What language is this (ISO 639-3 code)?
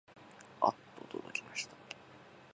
jpn